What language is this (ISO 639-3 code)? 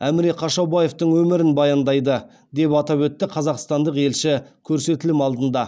kaz